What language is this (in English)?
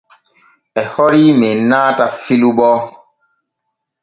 Borgu Fulfulde